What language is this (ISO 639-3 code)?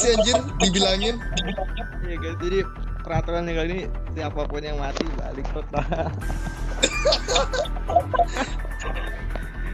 ind